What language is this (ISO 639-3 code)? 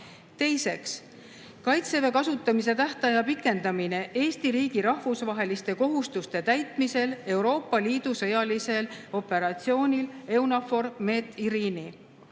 est